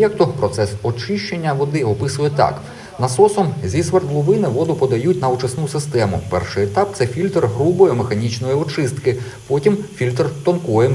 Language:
Ukrainian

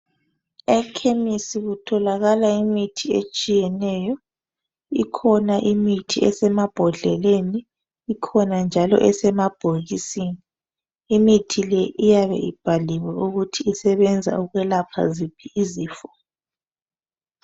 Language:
North Ndebele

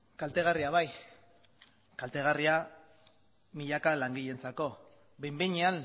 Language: Basque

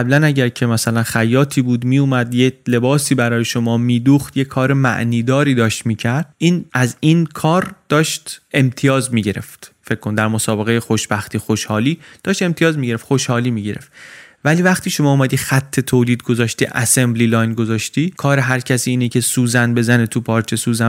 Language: Persian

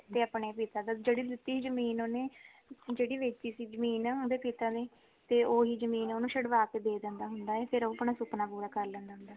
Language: Punjabi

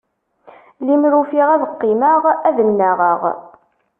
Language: Kabyle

